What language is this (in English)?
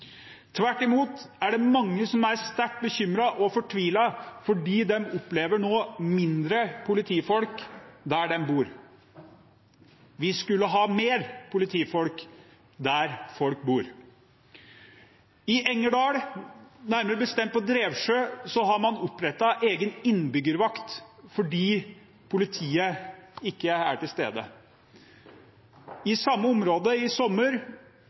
Norwegian Bokmål